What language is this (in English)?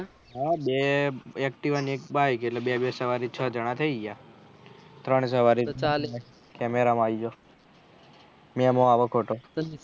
Gujarati